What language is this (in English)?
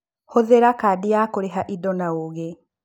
Kikuyu